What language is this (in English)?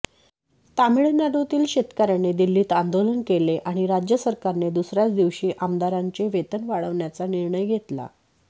Marathi